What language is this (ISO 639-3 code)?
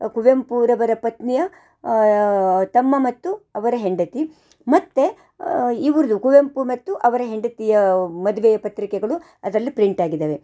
kan